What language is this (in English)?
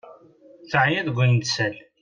Kabyle